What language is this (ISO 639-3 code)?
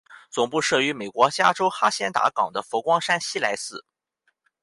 zho